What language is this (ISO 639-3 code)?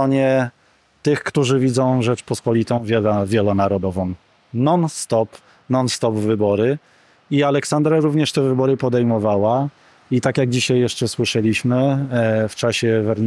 pol